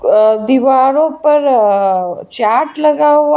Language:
Hindi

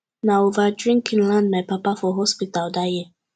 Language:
Nigerian Pidgin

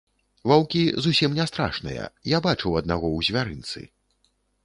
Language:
Belarusian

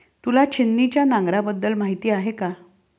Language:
Marathi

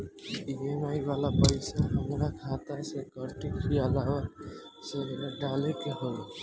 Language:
Bhojpuri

